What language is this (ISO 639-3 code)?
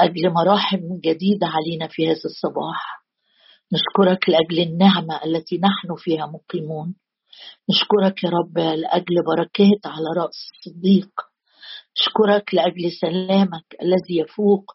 ara